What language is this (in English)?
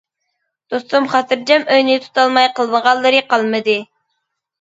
Uyghur